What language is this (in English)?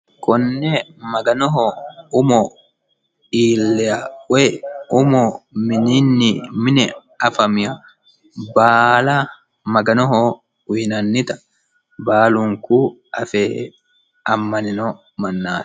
Sidamo